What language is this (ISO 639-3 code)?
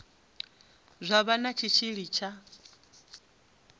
ven